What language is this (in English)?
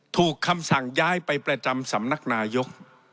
Thai